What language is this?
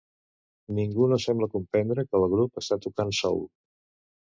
Catalan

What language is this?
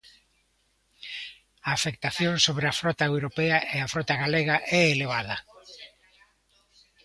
Galician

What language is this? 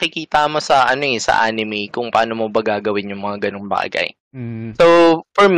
Filipino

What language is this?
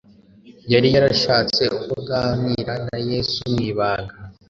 Kinyarwanda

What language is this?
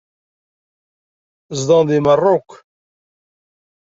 Kabyle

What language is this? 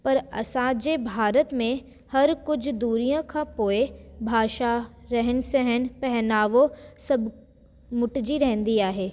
Sindhi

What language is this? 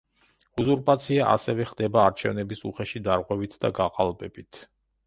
Georgian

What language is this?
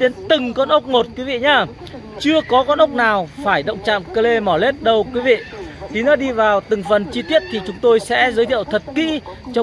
Vietnamese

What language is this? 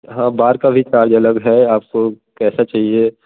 Hindi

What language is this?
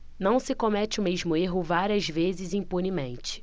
Portuguese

